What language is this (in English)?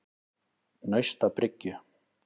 Icelandic